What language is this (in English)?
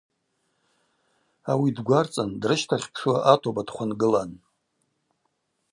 Abaza